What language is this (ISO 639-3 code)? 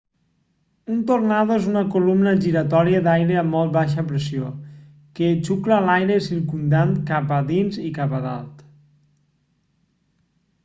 cat